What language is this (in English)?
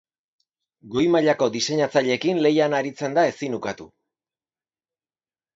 Basque